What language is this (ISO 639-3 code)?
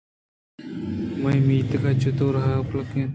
bgp